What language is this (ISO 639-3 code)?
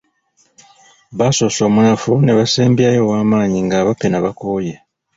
lug